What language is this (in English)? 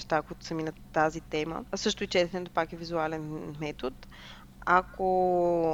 Bulgarian